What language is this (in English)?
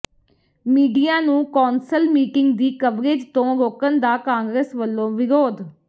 Punjabi